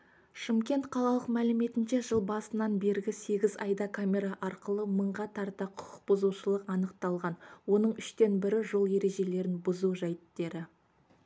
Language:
Kazakh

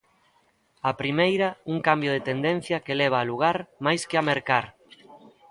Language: Galician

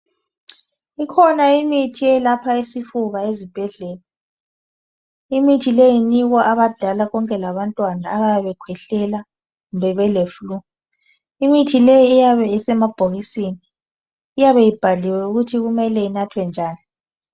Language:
North Ndebele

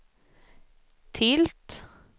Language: Swedish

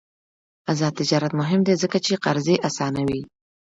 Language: Pashto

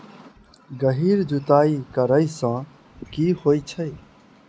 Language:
Maithili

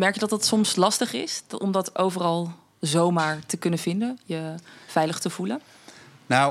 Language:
Dutch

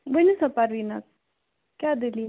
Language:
Kashmiri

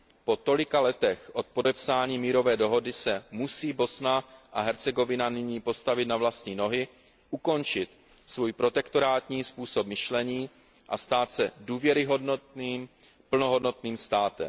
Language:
Czech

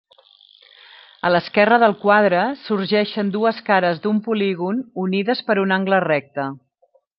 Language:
Catalan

